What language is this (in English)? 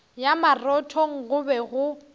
Northern Sotho